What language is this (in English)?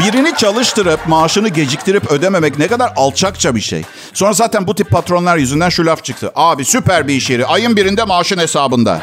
Turkish